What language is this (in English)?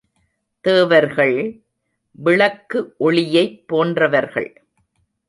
Tamil